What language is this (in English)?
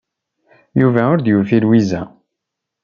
Kabyle